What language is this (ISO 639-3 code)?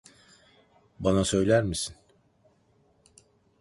tur